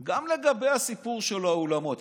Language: Hebrew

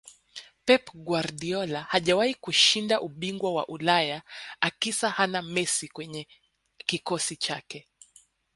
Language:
Swahili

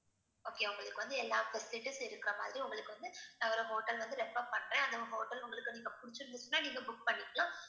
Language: Tamil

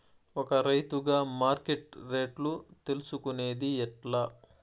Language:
Telugu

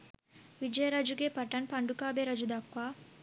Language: Sinhala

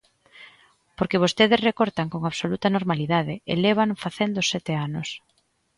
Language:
Galician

